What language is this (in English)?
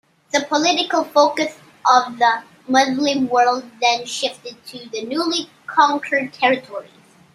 English